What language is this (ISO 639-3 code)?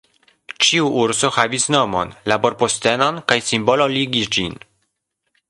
epo